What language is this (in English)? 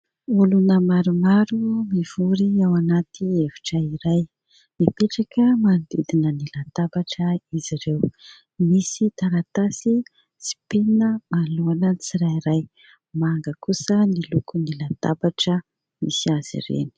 Malagasy